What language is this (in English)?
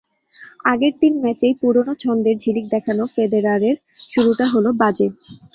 Bangla